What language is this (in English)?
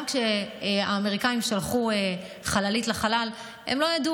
Hebrew